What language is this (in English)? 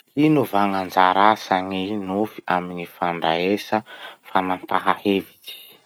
Masikoro Malagasy